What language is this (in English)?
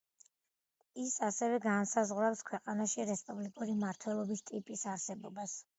Georgian